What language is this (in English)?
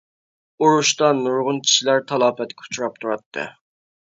Uyghur